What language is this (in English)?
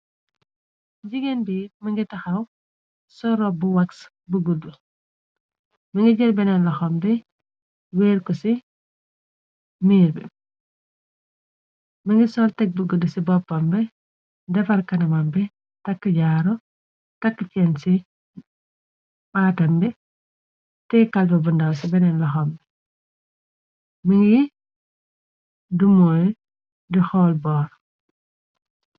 Wolof